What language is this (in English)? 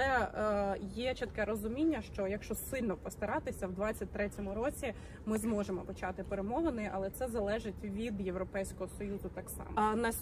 Ukrainian